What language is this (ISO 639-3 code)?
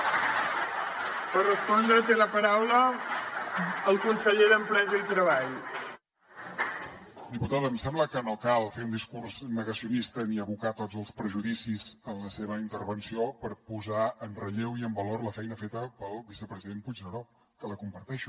cat